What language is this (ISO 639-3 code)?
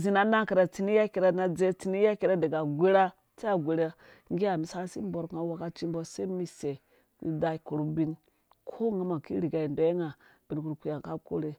ldb